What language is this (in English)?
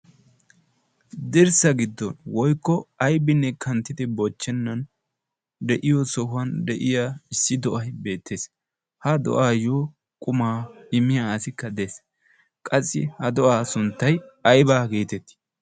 Wolaytta